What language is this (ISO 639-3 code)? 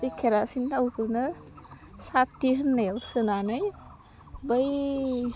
brx